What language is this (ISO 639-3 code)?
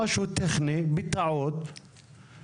heb